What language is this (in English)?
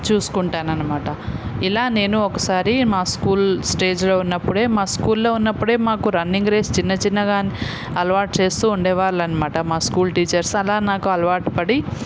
Telugu